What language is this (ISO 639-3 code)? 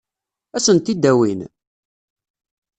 kab